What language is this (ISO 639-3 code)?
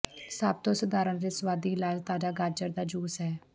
pan